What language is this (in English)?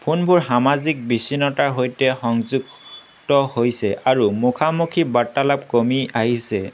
Assamese